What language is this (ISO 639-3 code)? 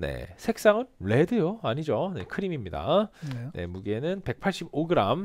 kor